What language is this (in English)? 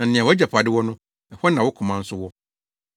Akan